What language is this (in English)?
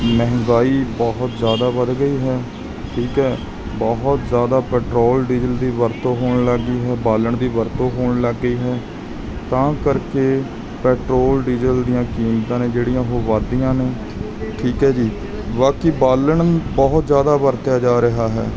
Punjabi